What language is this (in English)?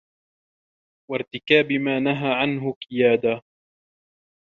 Arabic